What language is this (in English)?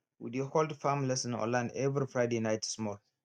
Nigerian Pidgin